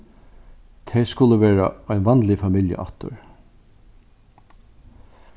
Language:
Faroese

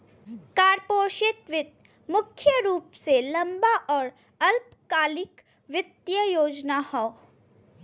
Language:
Bhojpuri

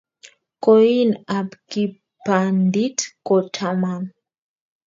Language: Kalenjin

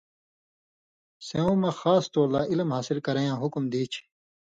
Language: Indus Kohistani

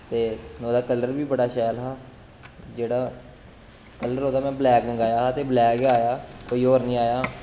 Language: Dogri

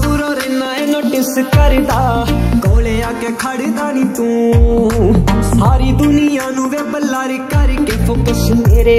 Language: Romanian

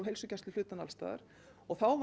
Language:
Icelandic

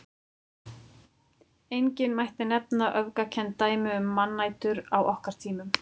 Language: Icelandic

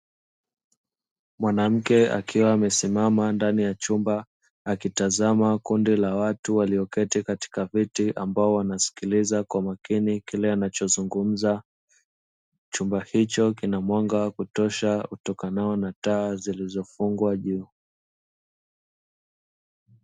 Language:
Swahili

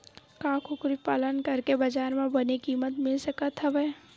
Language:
Chhattisgarhi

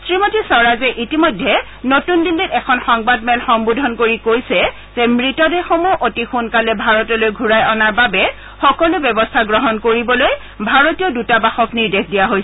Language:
Assamese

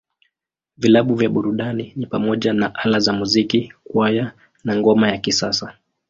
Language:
Swahili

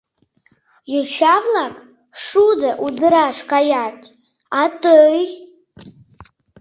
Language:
Mari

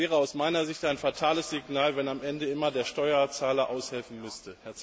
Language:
German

